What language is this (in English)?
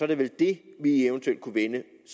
Danish